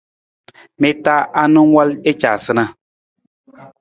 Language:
Nawdm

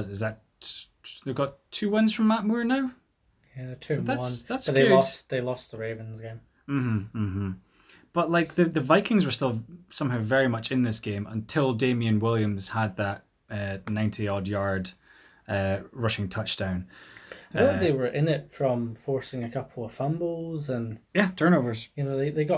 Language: English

